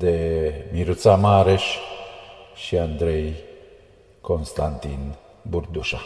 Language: Romanian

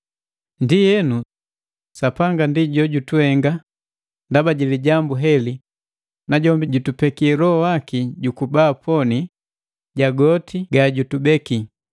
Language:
Matengo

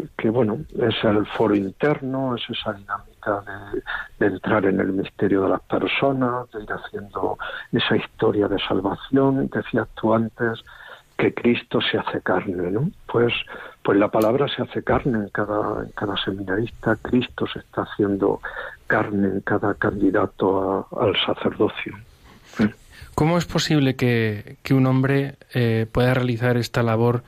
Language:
Spanish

